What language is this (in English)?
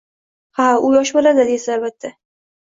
Uzbek